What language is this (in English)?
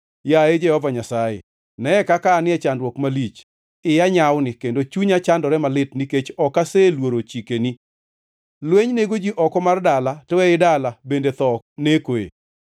Luo (Kenya and Tanzania)